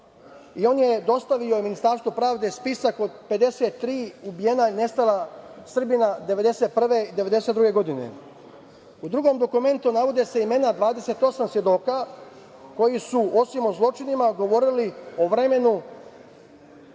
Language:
Serbian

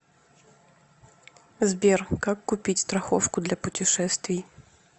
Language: Russian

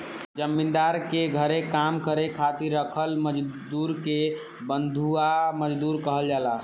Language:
Bhojpuri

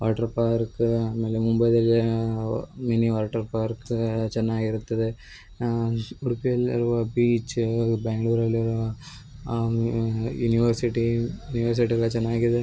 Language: Kannada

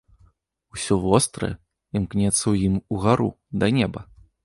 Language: Belarusian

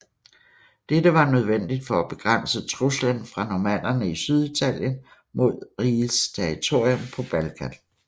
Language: Danish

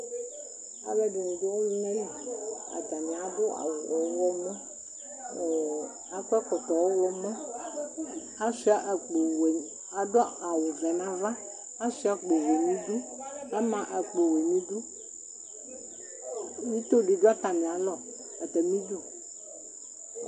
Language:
Ikposo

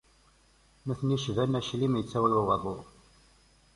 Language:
Kabyle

